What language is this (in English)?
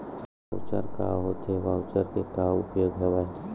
Chhattisgarhi